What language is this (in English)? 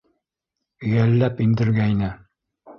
Bashkir